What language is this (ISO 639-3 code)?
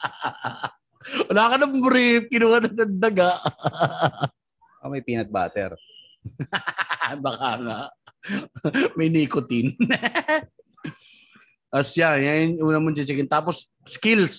fil